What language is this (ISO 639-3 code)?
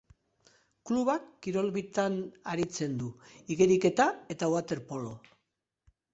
eus